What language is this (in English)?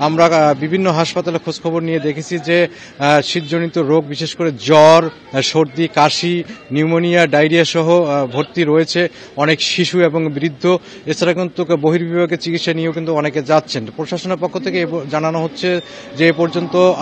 Romanian